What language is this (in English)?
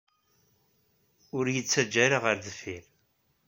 Kabyle